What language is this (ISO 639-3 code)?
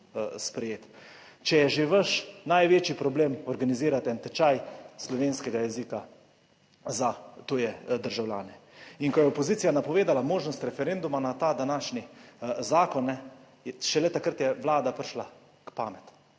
slv